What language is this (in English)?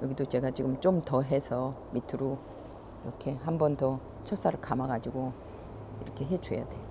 Korean